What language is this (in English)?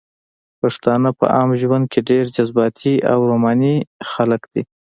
Pashto